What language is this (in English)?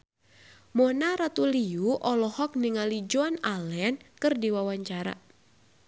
Sundanese